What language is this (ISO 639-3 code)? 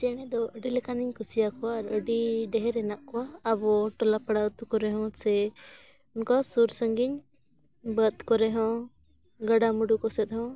sat